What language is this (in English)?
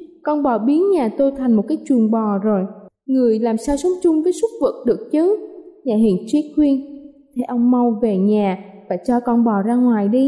Vietnamese